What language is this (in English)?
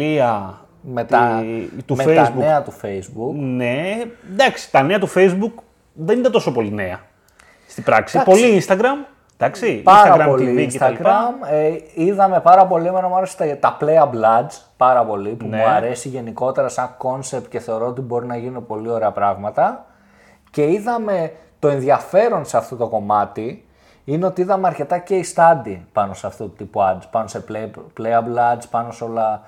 Greek